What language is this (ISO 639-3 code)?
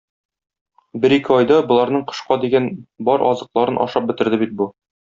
tat